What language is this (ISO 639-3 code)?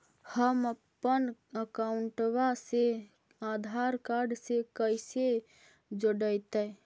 mag